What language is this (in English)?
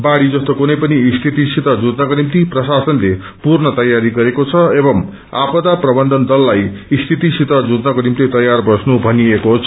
Nepali